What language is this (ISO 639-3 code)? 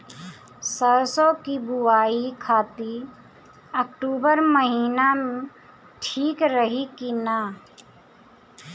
bho